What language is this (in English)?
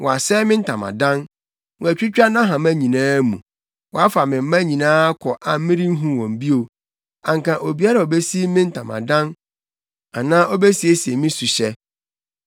Akan